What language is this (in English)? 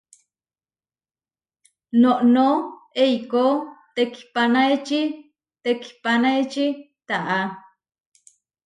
Huarijio